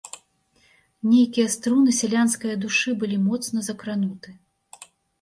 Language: Belarusian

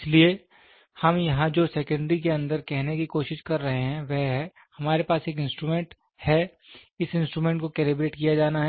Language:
Hindi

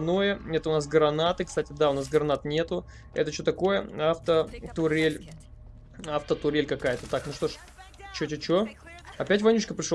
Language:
Russian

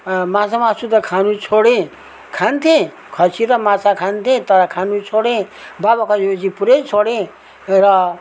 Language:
Nepali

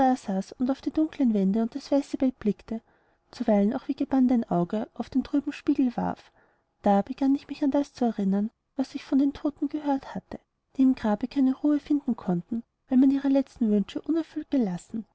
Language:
German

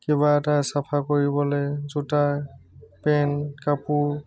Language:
Assamese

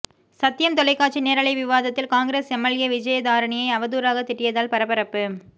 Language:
Tamil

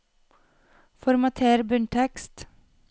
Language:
Norwegian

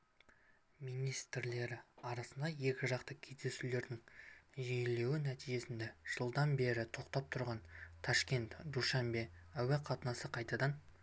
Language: Kazakh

